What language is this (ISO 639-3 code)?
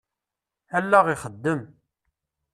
kab